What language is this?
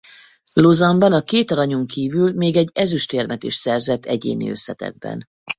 Hungarian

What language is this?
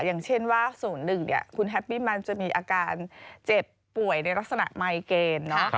Thai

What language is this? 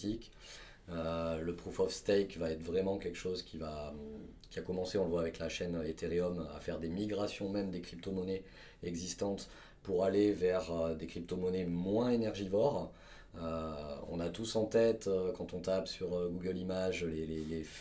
French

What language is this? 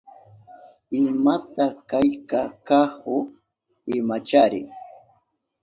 Southern Pastaza Quechua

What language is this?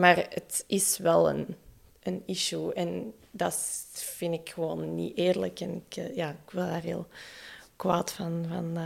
Dutch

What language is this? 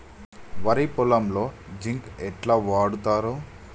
Telugu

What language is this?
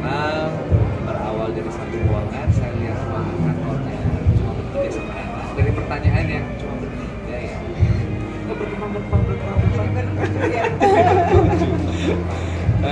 Indonesian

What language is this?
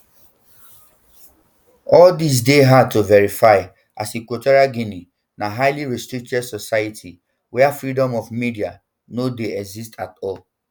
Nigerian Pidgin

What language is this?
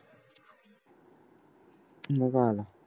Marathi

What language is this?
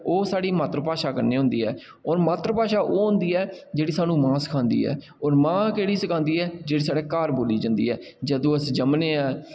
Dogri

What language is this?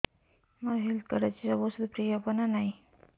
Odia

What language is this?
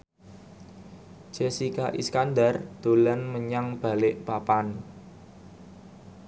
Javanese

